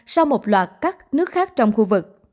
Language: Vietnamese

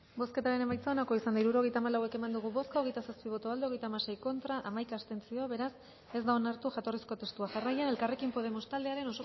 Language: Basque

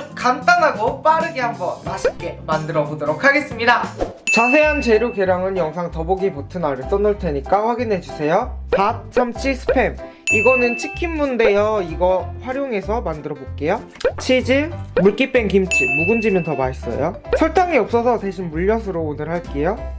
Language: Korean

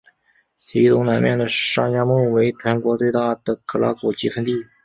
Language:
Chinese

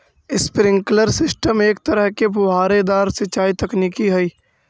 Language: Magahi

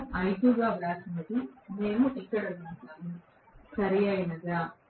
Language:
Telugu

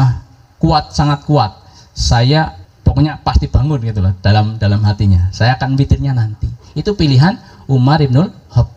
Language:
Indonesian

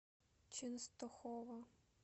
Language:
Russian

